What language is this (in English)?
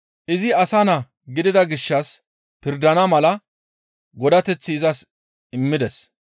Gamo